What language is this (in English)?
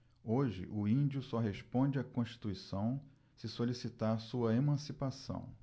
Portuguese